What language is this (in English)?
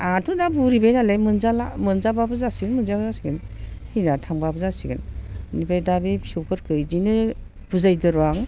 Bodo